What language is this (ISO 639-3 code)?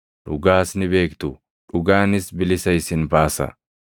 orm